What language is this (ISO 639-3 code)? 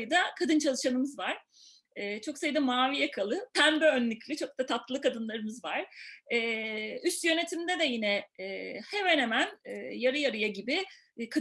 tur